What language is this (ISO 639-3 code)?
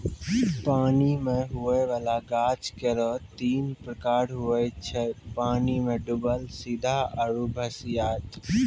mai